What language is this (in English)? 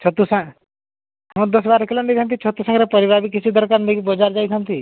Odia